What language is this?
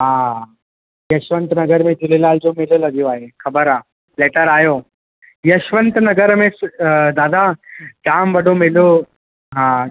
Sindhi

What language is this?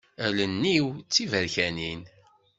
Kabyle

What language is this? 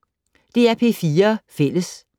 Danish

